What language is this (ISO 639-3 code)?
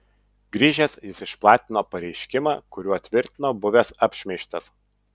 lit